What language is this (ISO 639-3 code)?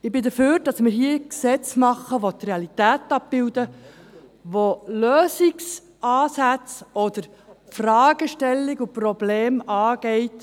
gsw